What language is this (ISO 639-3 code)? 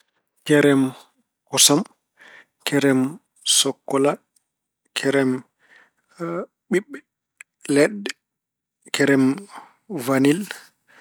ful